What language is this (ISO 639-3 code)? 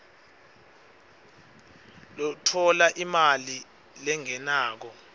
ssw